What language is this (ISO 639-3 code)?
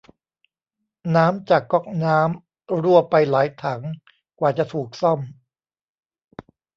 tha